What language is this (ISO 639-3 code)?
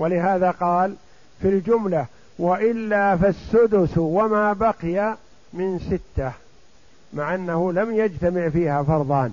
ara